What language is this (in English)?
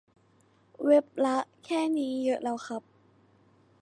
Thai